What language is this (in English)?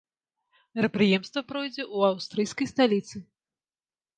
Belarusian